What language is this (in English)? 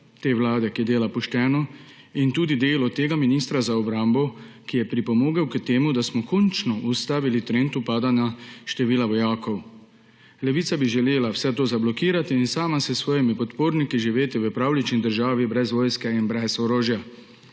Slovenian